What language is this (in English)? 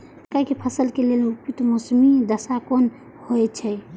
Maithili